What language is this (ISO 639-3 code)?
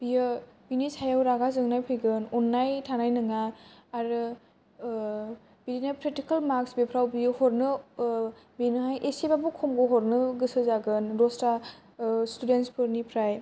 brx